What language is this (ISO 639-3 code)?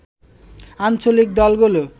ben